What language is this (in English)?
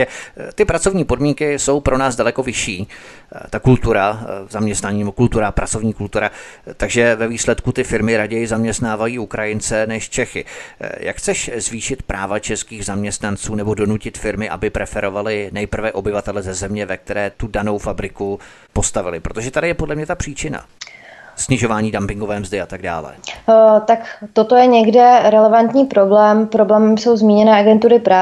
Czech